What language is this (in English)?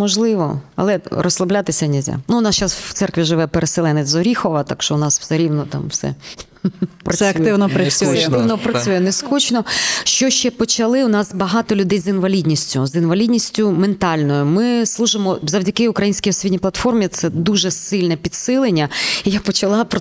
Ukrainian